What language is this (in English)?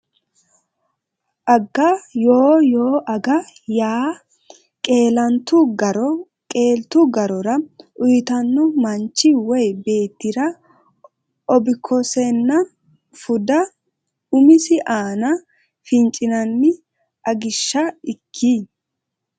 Sidamo